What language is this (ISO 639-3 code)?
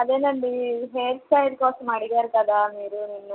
tel